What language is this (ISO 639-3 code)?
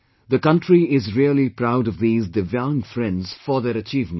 eng